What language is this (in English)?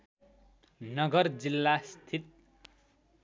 Nepali